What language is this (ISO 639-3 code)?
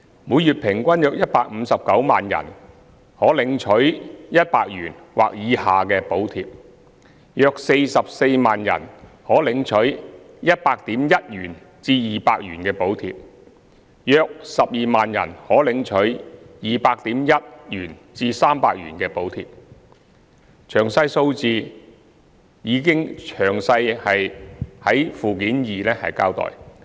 yue